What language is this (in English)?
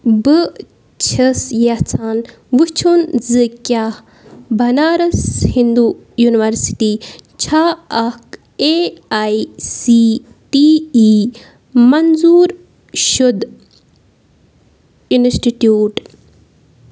Kashmiri